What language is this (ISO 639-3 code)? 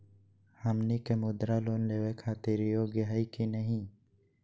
mag